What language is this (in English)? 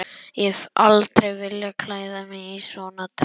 Icelandic